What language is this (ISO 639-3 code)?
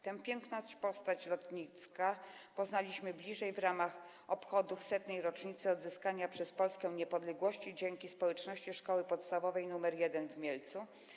pol